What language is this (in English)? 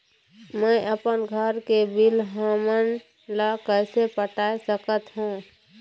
Chhattisgarhi